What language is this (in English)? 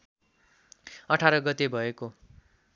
Nepali